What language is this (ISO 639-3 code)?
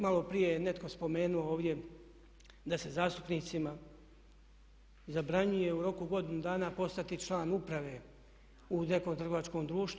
hrv